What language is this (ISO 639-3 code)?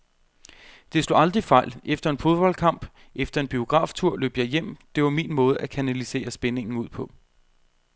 dan